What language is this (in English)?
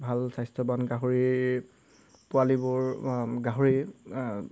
Assamese